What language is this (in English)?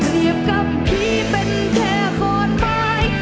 Thai